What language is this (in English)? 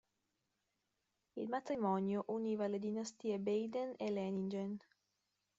Italian